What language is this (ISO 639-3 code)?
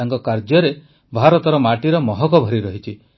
ori